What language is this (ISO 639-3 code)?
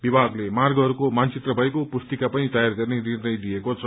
nep